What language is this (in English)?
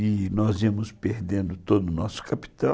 Portuguese